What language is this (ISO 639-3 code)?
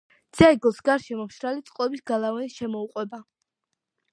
kat